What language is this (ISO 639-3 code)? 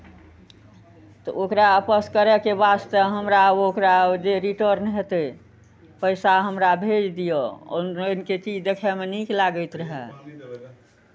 mai